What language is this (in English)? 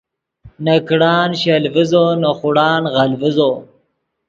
Yidgha